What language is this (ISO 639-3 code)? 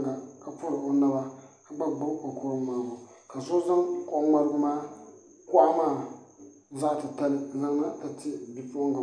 dga